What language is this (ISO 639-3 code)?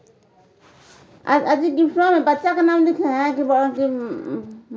mai